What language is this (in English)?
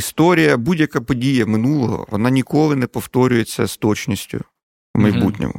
Ukrainian